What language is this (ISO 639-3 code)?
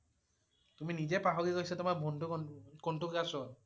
asm